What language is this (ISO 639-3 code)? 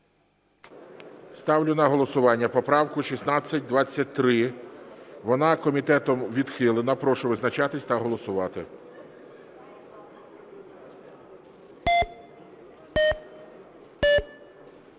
ukr